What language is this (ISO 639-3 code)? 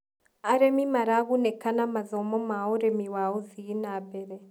kik